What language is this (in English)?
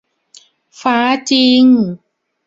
Thai